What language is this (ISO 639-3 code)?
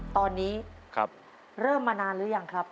tha